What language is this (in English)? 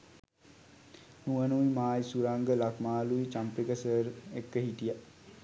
Sinhala